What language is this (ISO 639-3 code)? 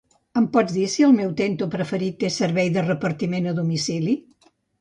cat